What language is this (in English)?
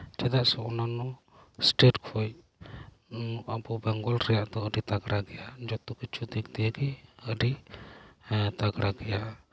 Santali